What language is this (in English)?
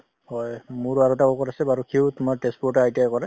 Assamese